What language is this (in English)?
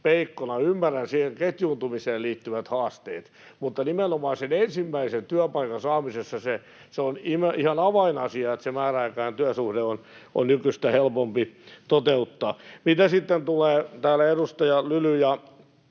Finnish